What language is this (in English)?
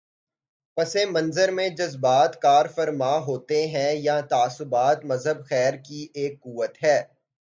Urdu